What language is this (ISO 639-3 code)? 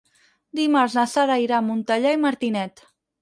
cat